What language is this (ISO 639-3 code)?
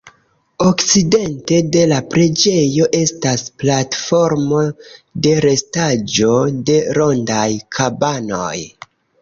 epo